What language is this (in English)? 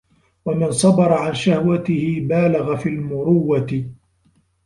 Arabic